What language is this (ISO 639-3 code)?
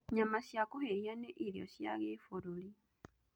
kik